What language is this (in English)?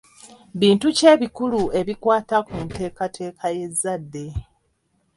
Ganda